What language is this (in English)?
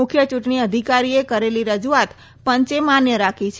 Gujarati